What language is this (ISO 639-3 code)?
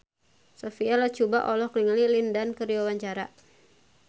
sun